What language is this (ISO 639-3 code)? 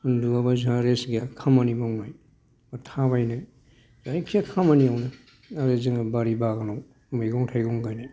brx